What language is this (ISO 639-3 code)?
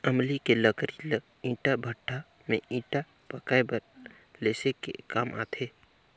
hne